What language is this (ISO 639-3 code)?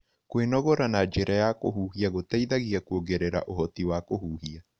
kik